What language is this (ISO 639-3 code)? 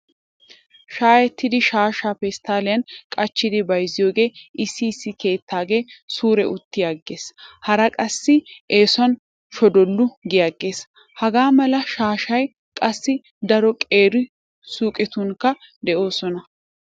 wal